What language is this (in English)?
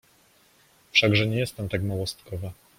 Polish